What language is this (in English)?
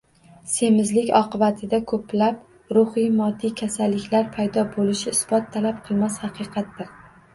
Uzbek